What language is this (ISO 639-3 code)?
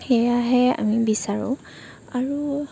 asm